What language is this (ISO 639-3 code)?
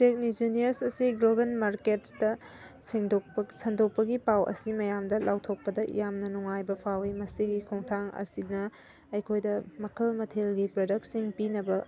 mni